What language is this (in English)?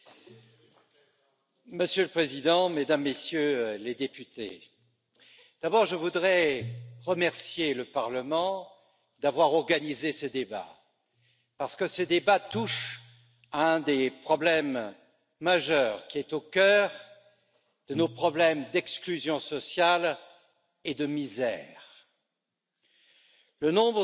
French